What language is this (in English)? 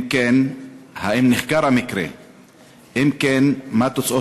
Hebrew